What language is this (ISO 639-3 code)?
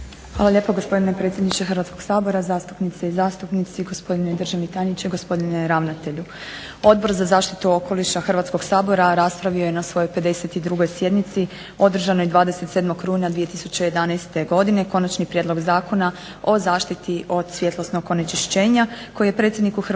hrv